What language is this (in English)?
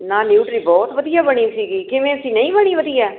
Punjabi